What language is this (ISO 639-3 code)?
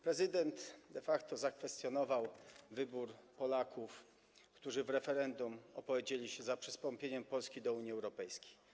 pol